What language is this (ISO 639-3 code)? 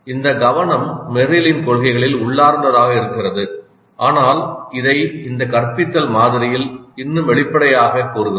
tam